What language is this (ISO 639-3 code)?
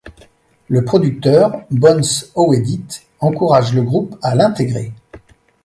fra